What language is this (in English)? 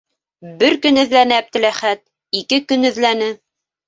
Bashkir